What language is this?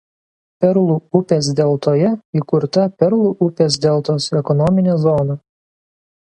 Lithuanian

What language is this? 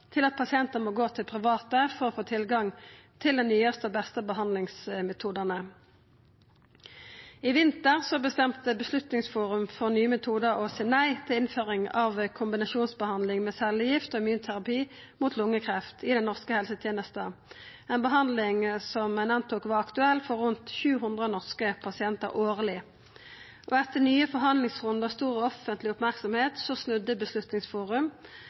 Norwegian Nynorsk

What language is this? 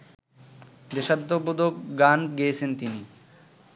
Bangla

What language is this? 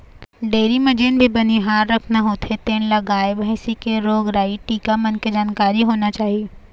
Chhattisgarhi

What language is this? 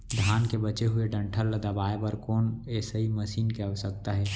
Chhattisgarhi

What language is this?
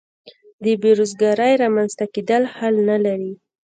Pashto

